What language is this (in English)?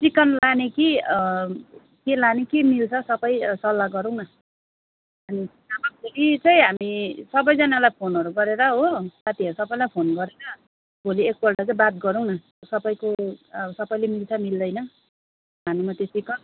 Nepali